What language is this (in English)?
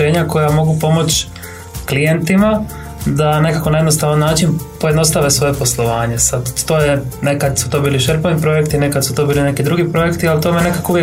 Croatian